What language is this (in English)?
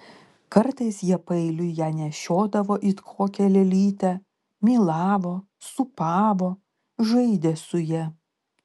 Lithuanian